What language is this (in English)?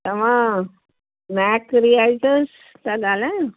Sindhi